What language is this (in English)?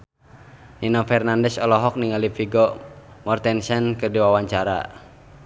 Sundanese